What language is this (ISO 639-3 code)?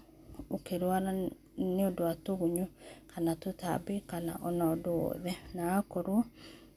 kik